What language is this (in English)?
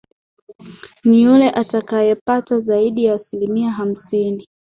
Swahili